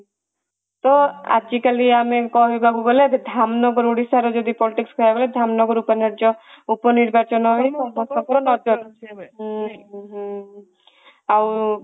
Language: Odia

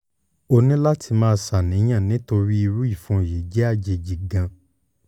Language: Yoruba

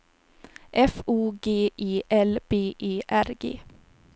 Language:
Swedish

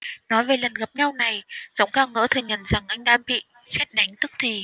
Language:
Vietnamese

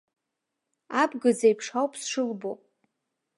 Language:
Abkhazian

